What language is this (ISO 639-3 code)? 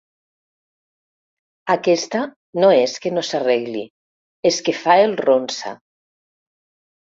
cat